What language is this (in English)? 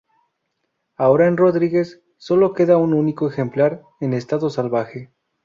Spanish